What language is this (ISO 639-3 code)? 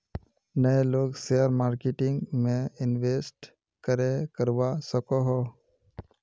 mag